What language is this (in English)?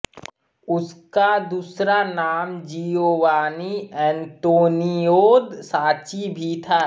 Hindi